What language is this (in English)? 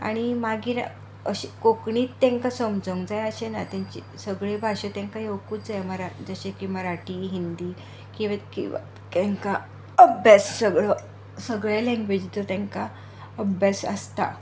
Konkani